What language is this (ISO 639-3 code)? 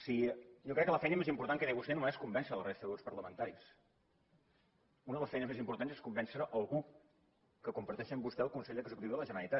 cat